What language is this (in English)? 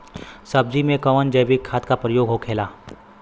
Bhojpuri